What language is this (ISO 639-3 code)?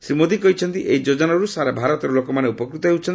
ori